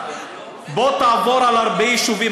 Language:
Hebrew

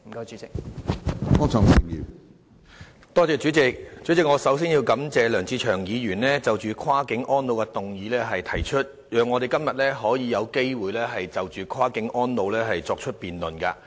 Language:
Cantonese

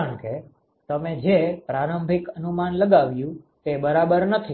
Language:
Gujarati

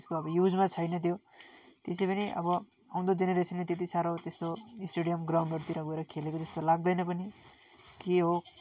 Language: Nepali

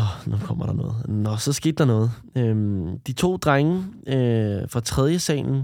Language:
Danish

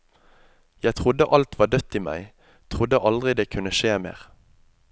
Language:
Norwegian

